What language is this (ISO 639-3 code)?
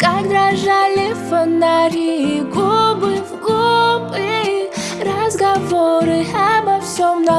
rus